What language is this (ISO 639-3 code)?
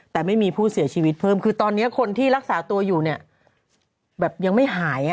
tha